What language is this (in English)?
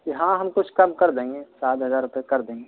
Urdu